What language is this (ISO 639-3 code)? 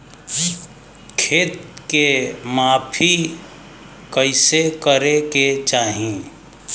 bho